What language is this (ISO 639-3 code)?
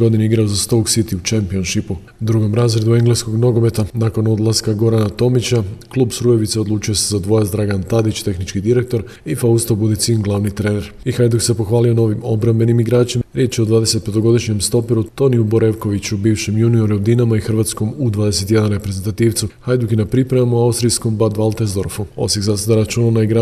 hrv